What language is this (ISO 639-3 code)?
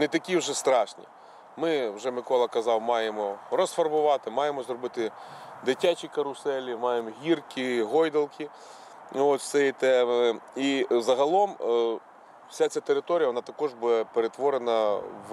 ukr